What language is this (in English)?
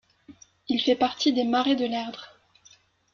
French